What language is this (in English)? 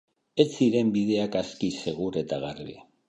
Basque